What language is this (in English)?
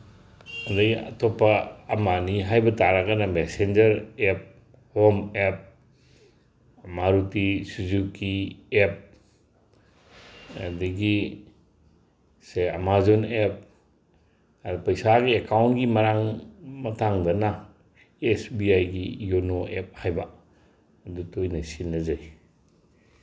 Manipuri